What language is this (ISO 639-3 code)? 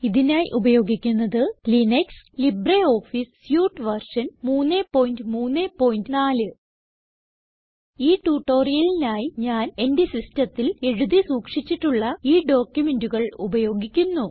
mal